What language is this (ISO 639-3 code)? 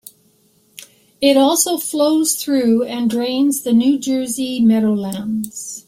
eng